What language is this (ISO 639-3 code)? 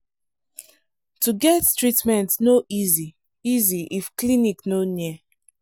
pcm